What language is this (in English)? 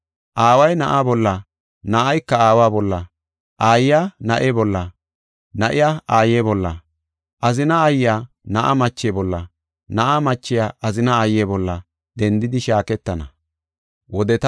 Gofa